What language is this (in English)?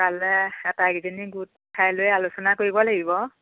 Assamese